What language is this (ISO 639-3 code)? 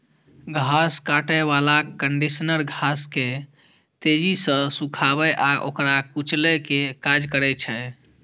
mai